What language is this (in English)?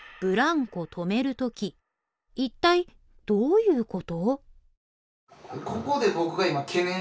Japanese